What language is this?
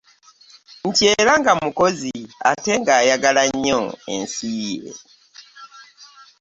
Ganda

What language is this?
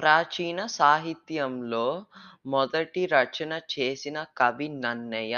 Telugu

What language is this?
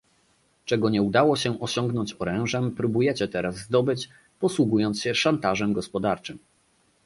Polish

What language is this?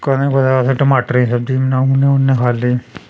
Dogri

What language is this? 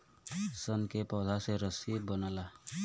Bhojpuri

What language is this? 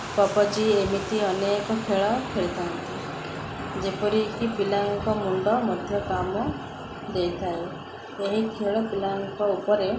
Odia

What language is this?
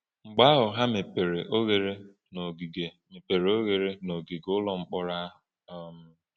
Igbo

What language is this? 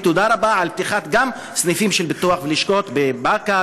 Hebrew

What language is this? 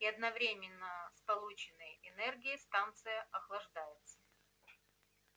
Russian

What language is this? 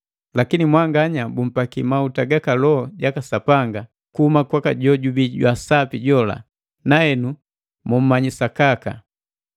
Matengo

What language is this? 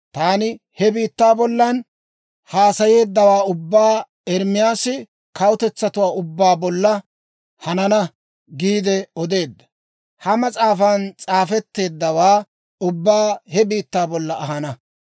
Dawro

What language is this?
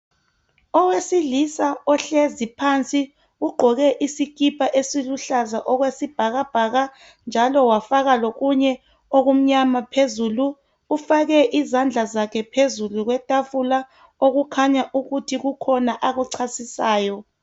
North Ndebele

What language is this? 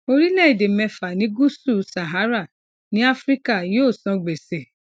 Yoruba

